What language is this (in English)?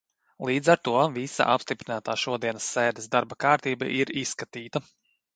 Latvian